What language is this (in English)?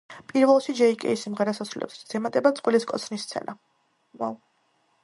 Georgian